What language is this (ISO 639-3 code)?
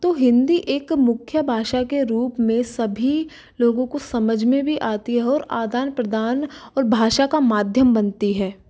hin